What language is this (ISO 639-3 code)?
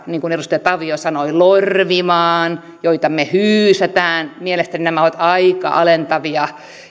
fin